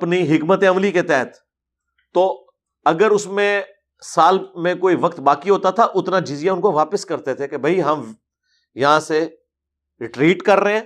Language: Urdu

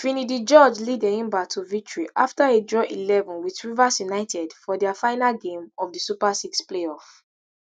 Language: Nigerian Pidgin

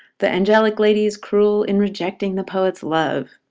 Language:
English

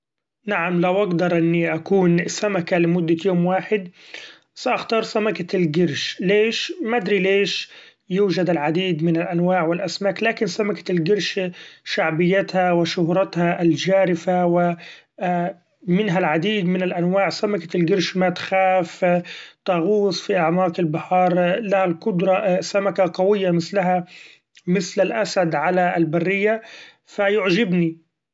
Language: Gulf Arabic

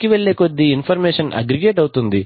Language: Telugu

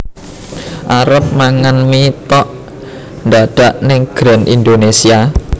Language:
Javanese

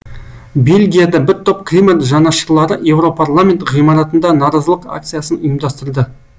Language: Kazakh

